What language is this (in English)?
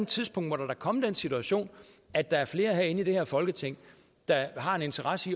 Danish